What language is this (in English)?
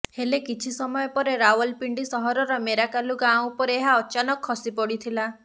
Odia